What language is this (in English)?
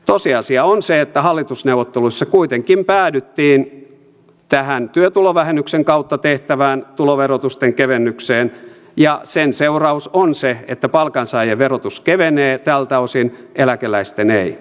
Finnish